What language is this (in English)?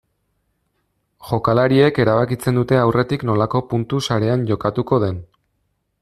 Basque